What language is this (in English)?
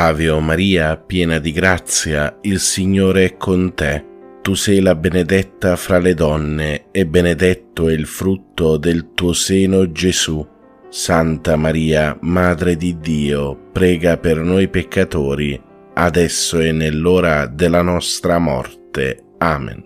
Italian